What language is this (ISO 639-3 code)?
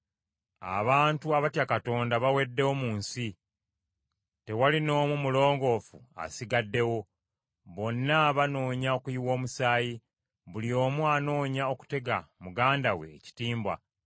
lug